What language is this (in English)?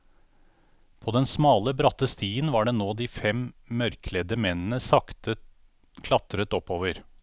Norwegian